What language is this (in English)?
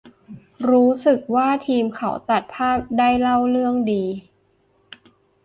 Thai